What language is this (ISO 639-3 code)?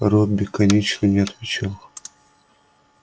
rus